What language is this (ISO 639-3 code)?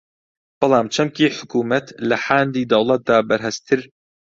ckb